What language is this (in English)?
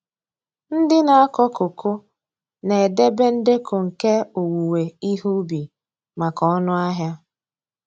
Igbo